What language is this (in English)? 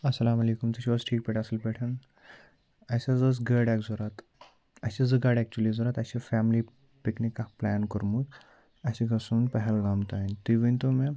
Kashmiri